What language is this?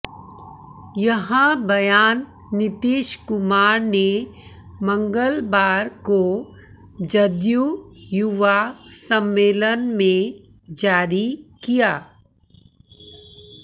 Hindi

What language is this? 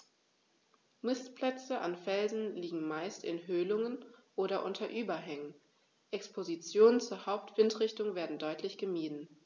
German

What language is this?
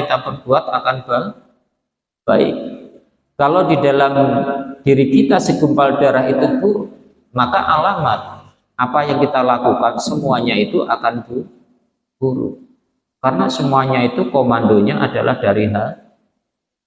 Indonesian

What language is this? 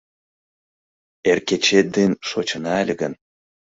Mari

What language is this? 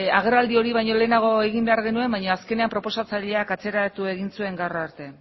Basque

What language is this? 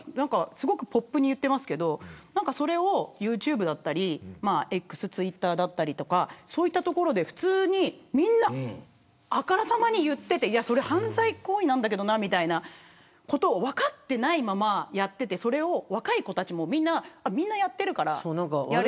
Japanese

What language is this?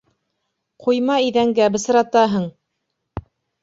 Bashkir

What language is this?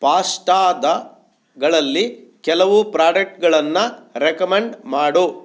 Kannada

